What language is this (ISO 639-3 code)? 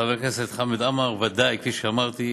heb